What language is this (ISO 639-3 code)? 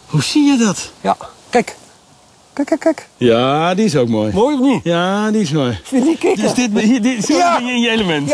nld